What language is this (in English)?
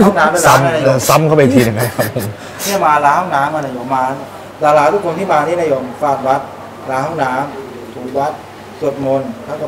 Thai